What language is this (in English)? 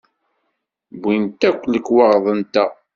Kabyle